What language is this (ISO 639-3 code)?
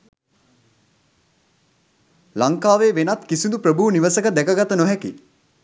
sin